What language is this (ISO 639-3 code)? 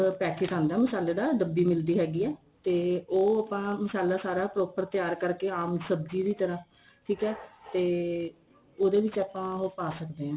pan